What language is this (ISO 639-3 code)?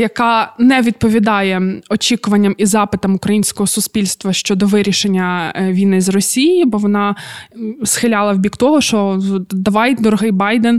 ukr